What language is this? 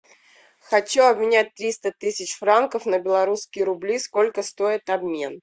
Russian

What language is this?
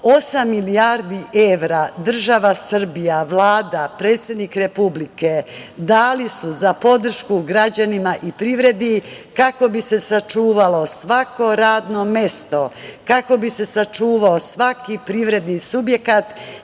Serbian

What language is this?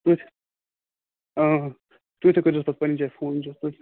Kashmiri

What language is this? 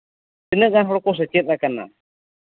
Santali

